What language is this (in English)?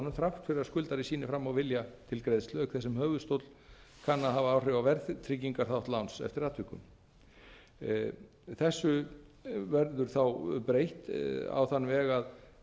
Icelandic